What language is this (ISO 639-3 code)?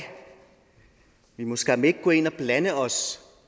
dan